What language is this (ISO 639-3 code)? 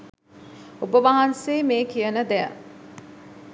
sin